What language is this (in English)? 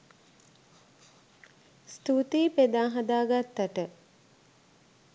Sinhala